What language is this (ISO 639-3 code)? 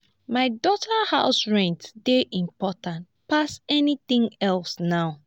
pcm